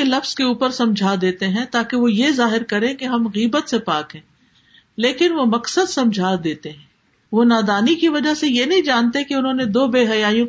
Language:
Urdu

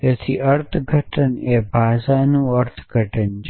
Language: Gujarati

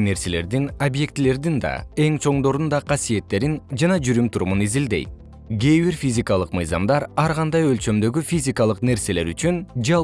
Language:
Kyrgyz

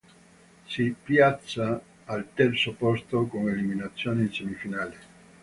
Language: Italian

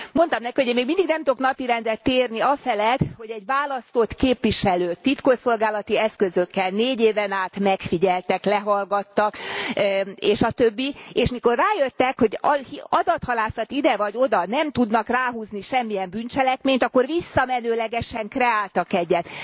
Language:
Hungarian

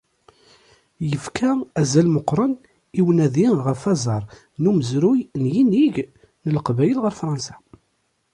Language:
Kabyle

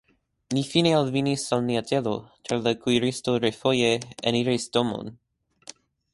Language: Esperanto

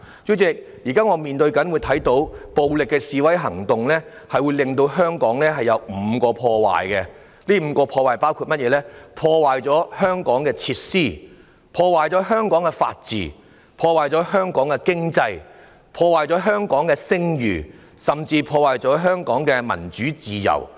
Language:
Cantonese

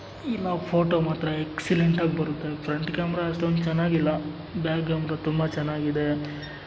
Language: Kannada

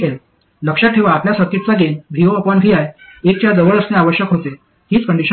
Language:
Marathi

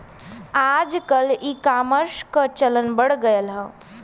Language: Bhojpuri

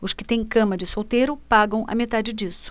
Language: Portuguese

